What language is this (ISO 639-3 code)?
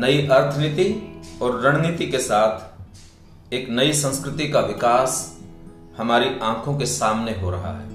hin